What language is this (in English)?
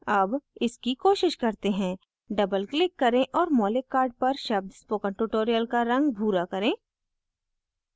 Hindi